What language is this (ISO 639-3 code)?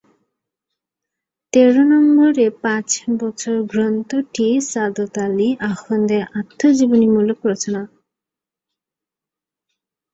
ben